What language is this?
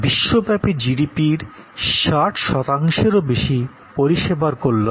Bangla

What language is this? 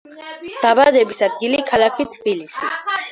Georgian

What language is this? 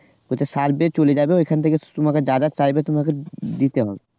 Bangla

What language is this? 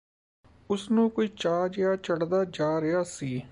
Punjabi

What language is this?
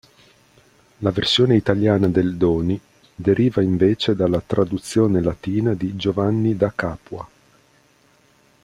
Italian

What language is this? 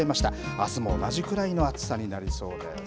Japanese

